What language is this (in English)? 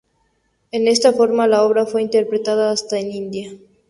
Spanish